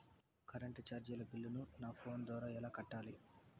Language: Telugu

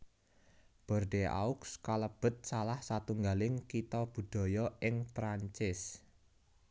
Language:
Javanese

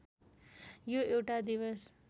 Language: Nepali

